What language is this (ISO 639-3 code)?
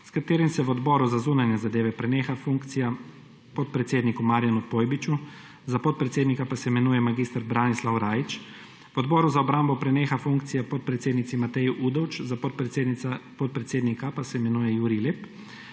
slv